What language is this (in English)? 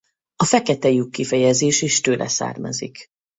Hungarian